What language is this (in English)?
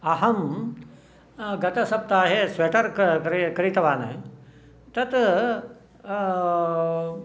Sanskrit